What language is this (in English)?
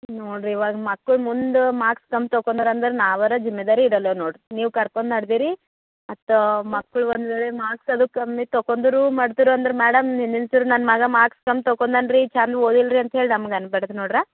Kannada